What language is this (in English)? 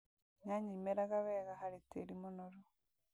Kikuyu